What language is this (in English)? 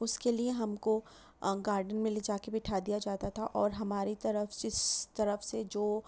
Urdu